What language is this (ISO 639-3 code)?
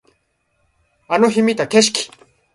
jpn